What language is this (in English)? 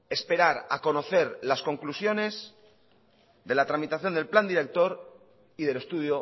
Spanish